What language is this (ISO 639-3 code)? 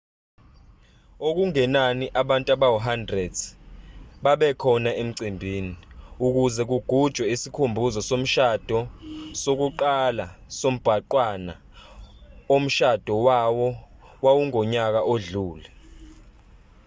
zul